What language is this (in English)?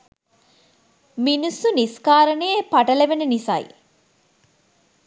Sinhala